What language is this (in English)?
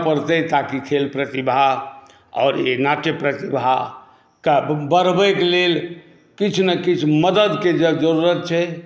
Maithili